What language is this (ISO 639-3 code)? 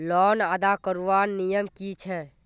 mag